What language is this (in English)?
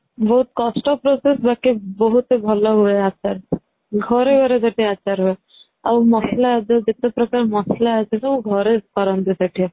Odia